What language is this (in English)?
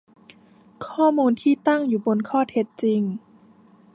Thai